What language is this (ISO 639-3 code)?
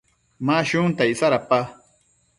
mcf